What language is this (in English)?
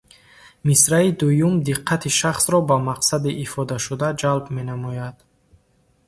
Tajik